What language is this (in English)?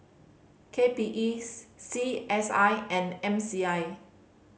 English